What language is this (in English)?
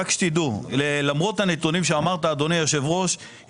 Hebrew